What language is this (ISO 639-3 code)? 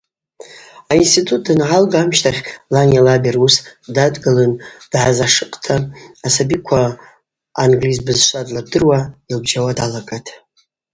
abq